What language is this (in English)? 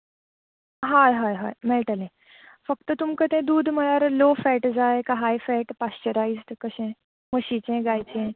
Konkani